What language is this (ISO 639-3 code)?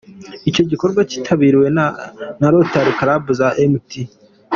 kin